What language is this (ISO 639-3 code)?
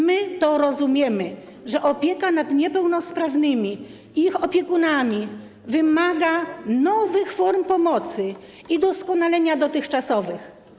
pol